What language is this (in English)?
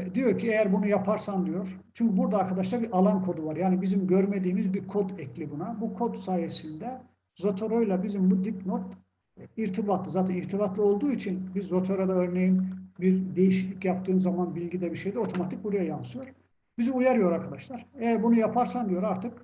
Turkish